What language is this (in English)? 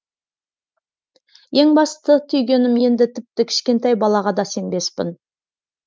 Kazakh